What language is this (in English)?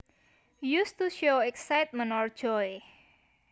Javanese